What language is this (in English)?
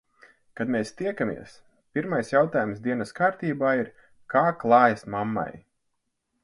Latvian